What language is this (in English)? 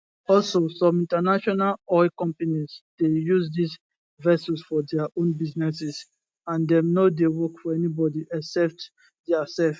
Nigerian Pidgin